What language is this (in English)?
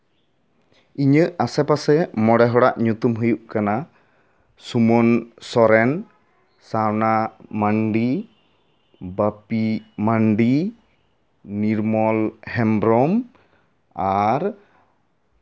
Santali